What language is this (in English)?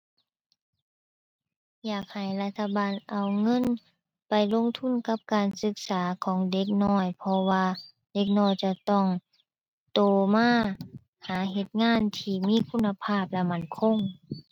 Thai